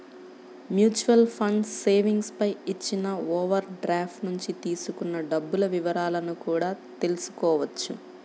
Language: Telugu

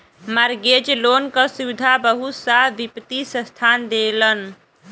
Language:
Bhojpuri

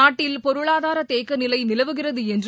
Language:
Tamil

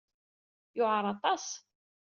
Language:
Kabyle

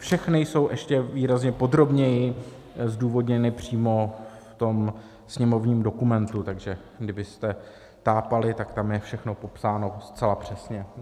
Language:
Czech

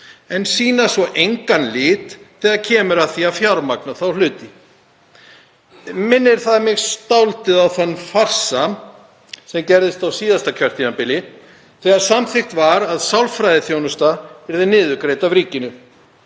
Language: Icelandic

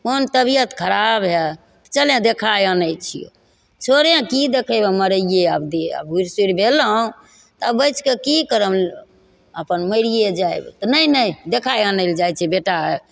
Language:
Maithili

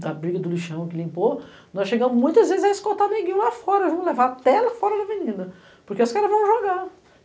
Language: Portuguese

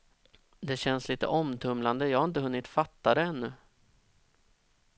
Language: Swedish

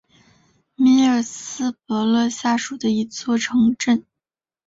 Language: Chinese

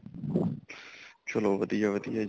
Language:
Punjabi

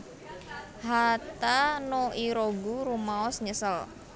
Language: Javanese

